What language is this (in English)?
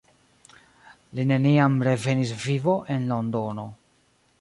Esperanto